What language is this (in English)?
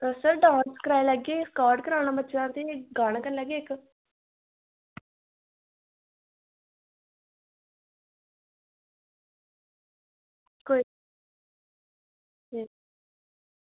Dogri